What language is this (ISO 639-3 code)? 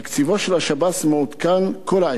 heb